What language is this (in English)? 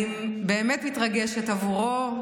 Hebrew